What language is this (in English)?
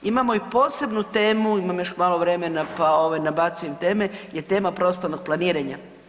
Croatian